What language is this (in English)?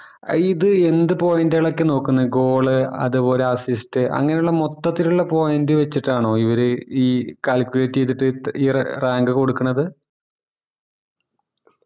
Malayalam